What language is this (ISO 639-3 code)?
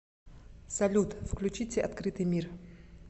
rus